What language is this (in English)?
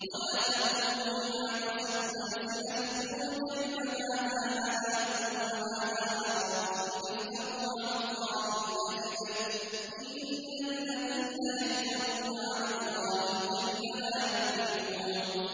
Arabic